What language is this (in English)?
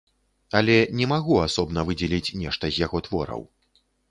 Belarusian